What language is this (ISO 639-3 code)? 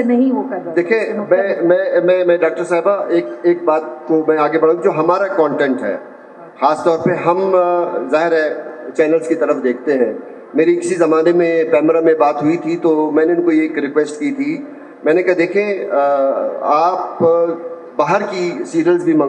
hin